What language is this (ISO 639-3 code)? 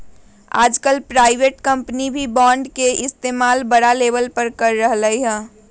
mag